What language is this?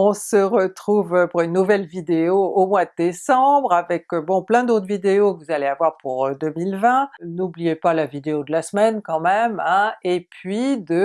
French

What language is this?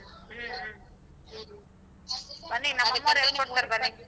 Kannada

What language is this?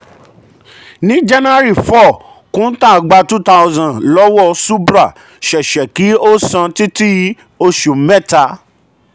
Yoruba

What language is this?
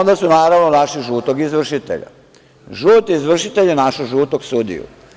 Serbian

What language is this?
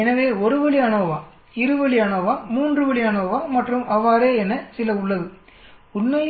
Tamil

